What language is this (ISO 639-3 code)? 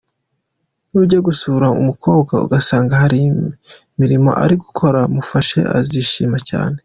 kin